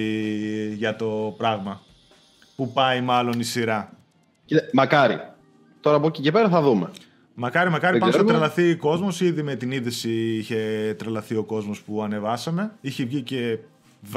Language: Greek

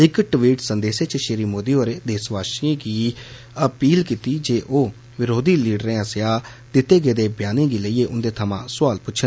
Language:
Dogri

